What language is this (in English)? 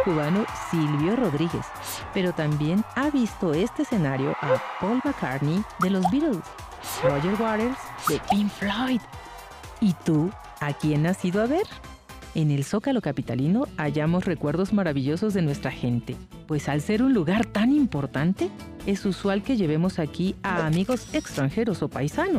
Spanish